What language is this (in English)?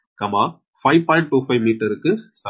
Tamil